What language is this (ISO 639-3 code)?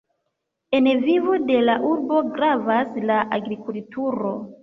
epo